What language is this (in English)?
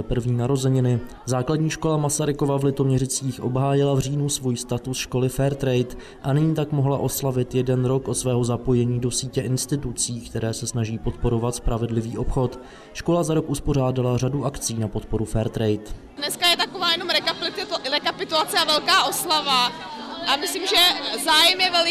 Czech